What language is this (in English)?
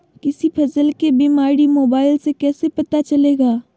Magahi